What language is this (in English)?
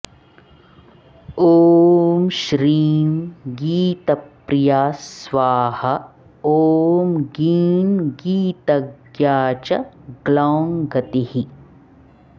Sanskrit